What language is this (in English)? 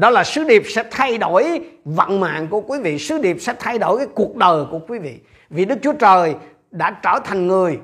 Vietnamese